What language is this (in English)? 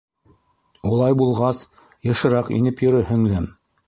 Bashkir